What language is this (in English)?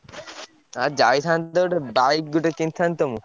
Odia